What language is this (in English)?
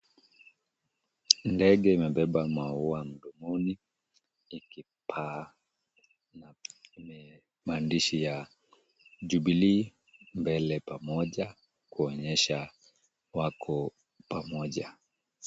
Swahili